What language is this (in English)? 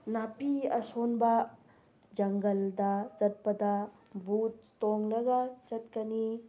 Manipuri